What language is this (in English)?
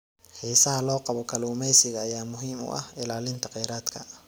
Somali